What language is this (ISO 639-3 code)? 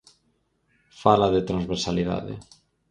glg